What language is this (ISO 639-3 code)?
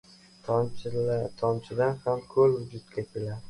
uzb